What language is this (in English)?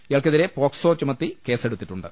Malayalam